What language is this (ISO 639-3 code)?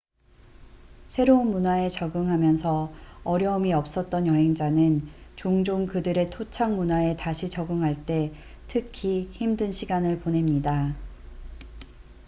kor